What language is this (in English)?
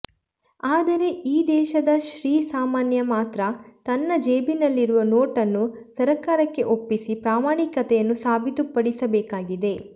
Kannada